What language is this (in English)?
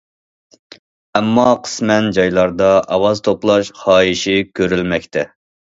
Uyghur